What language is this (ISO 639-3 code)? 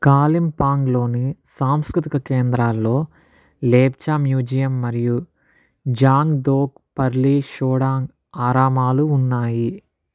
tel